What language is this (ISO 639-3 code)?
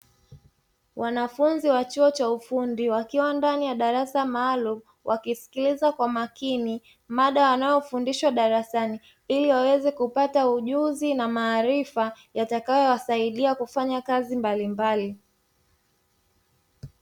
swa